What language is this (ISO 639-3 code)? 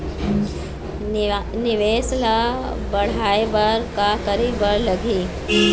hne